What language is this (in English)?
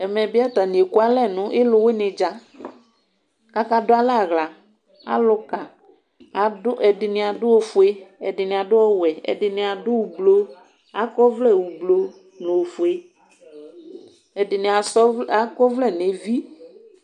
Ikposo